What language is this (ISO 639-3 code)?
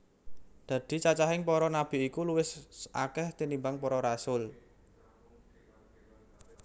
jav